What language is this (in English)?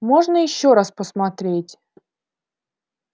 Russian